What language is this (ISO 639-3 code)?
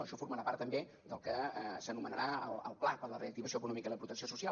cat